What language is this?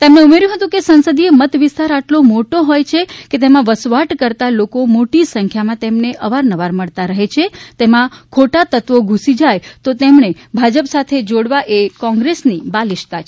Gujarati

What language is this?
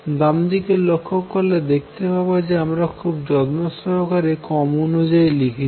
Bangla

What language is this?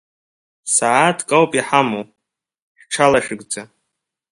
Abkhazian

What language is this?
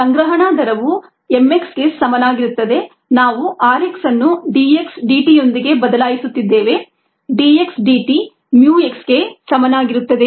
Kannada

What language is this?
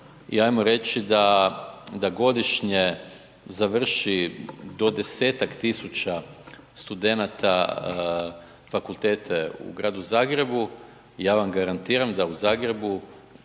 Croatian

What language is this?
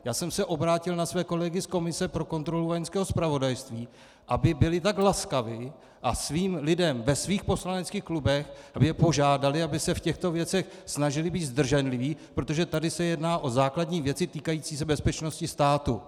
Czech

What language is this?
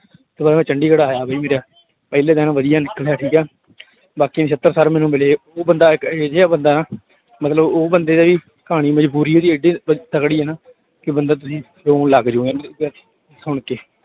Punjabi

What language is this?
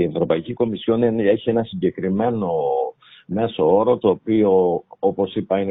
Greek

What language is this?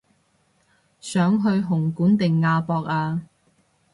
Cantonese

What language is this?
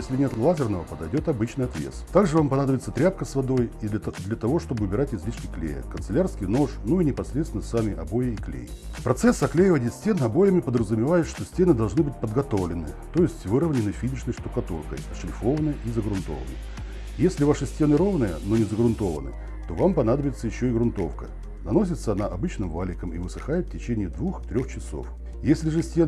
Russian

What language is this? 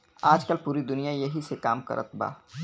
Bhojpuri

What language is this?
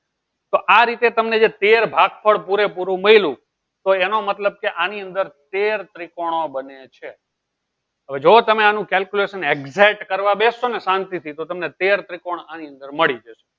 Gujarati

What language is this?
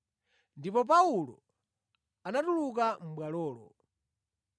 Nyanja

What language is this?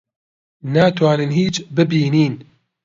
Central Kurdish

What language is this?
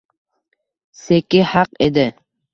Uzbek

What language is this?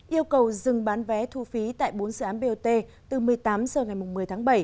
Vietnamese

